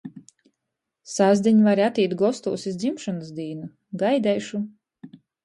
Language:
Latgalian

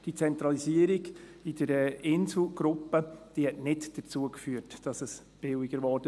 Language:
Swiss German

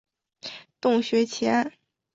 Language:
Chinese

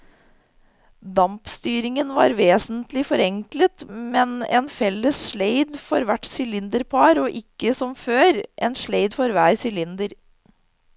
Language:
Norwegian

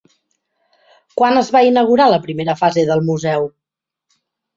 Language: Catalan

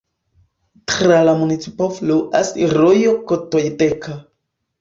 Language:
Esperanto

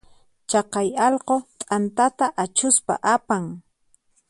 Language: Puno Quechua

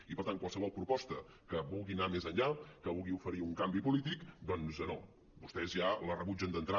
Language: Catalan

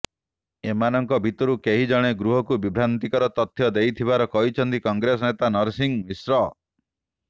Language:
Odia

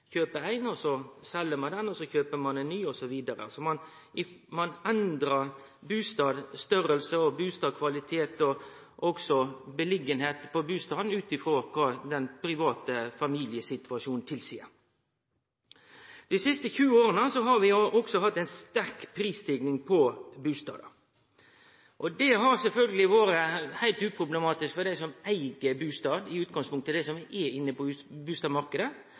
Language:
Norwegian Nynorsk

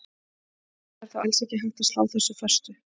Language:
Icelandic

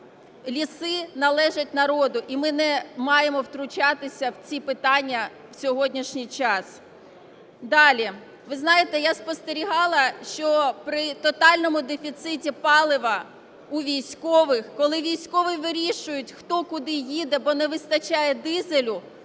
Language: Ukrainian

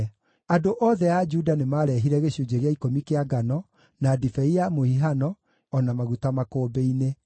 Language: Kikuyu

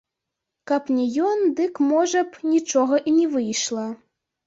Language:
Belarusian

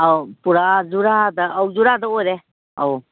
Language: Manipuri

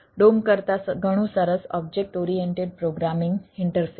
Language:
Gujarati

